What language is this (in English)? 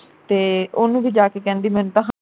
Punjabi